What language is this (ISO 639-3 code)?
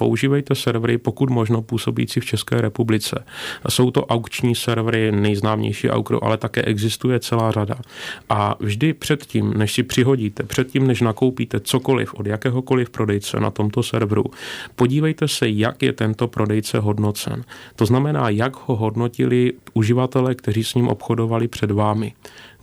ces